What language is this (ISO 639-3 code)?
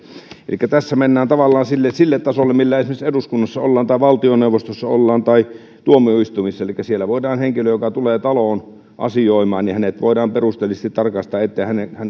fin